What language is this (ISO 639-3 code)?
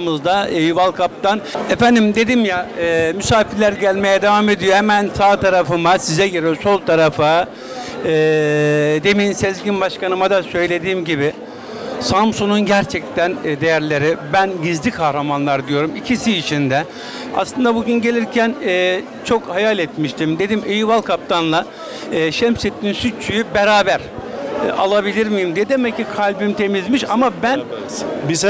tur